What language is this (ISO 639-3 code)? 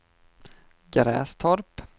swe